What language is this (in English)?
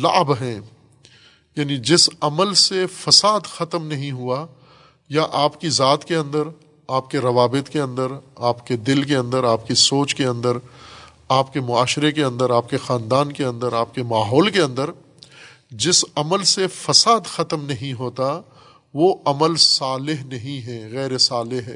Urdu